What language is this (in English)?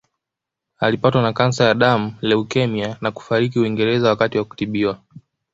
Swahili